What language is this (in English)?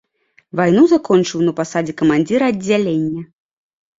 Belarusian